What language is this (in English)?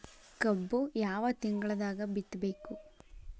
Kannada